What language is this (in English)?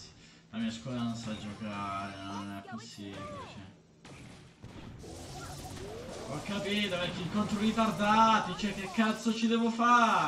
Italian